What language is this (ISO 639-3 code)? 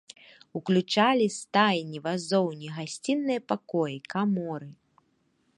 bel